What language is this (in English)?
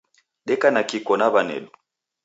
Taita